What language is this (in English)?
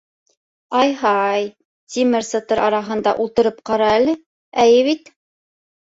Bashkir